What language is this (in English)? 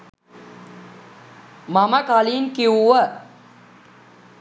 Sinhala